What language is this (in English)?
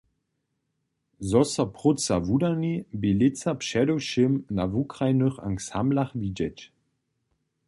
Upper Sorbian